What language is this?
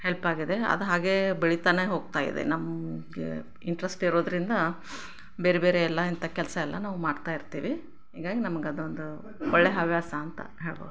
Kannada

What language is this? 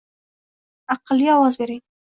Uzbek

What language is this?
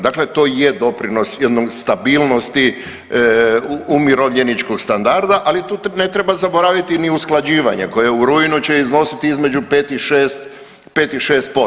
Croatian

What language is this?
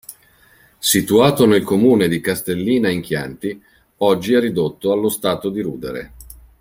Italian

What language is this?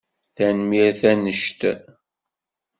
Kabyle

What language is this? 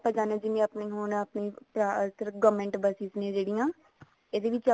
Punjabi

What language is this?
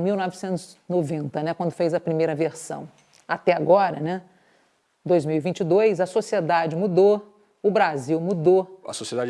Portuguese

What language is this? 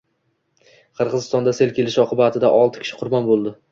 Uzbek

